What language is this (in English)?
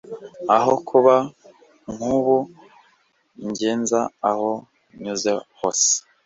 Kinyarwanda